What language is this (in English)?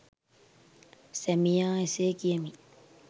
Sinhala